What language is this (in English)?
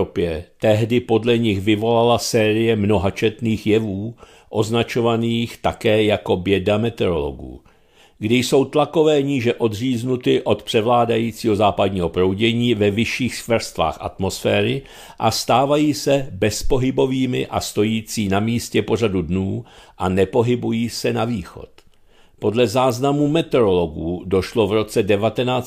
Czech